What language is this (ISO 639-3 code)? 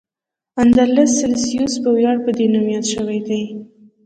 pus